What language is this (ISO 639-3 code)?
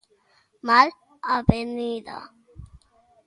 glg